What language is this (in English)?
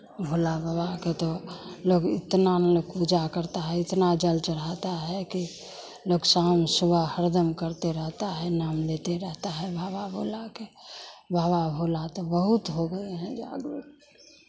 Hindi